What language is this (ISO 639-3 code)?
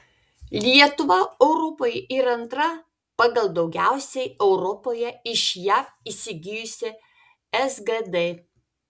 lit